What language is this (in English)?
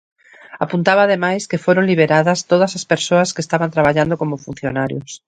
Galician